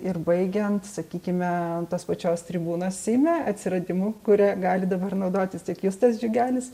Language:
Lithuanian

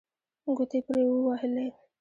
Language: Pashto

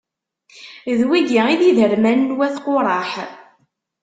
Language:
Kabyle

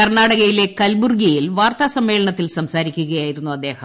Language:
Malayalam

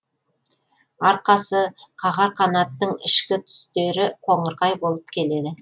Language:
Kazakh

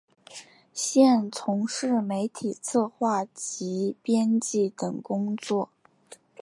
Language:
Chinese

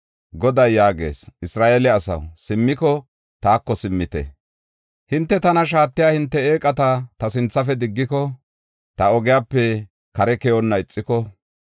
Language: Gofa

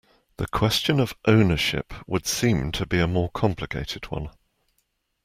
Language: English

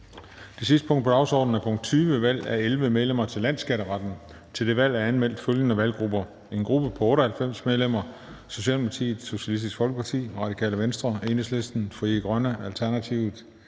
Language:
Danish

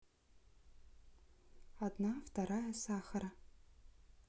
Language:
Russian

